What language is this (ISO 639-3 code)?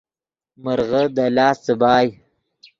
ydg